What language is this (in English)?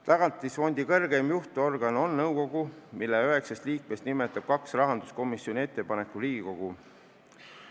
Estonian